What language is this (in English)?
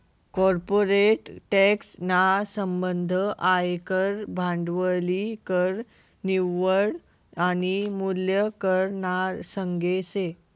Marathi